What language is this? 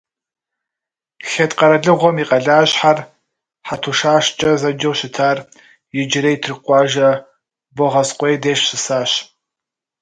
Kabardian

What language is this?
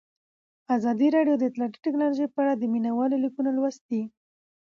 Pashto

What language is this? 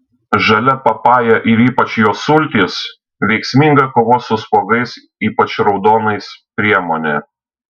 Lithuanian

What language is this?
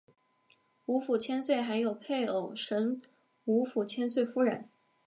Chinese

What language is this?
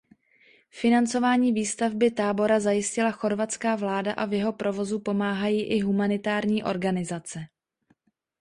Czech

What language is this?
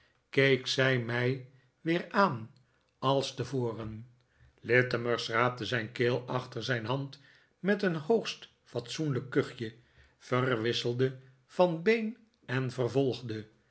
Dutch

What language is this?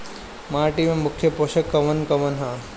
Bhojpuri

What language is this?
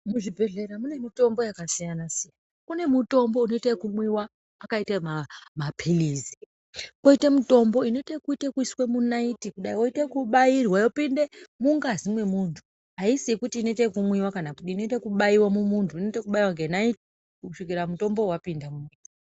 Ndau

